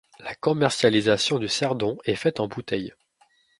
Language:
French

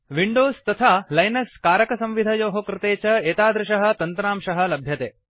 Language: Sanskrit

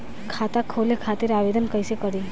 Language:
Bhojpuri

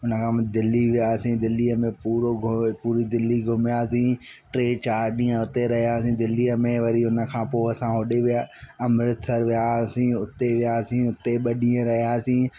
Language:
Sindhi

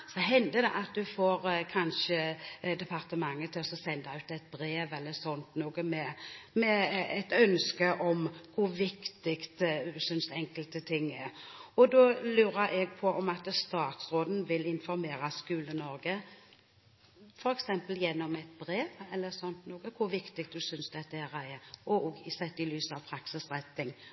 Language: Norwegian Bokmål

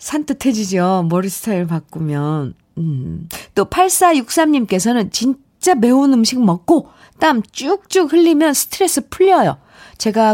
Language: Korean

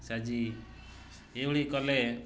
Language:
Odia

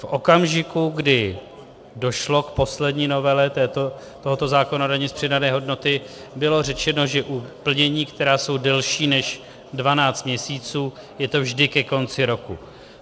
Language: Czech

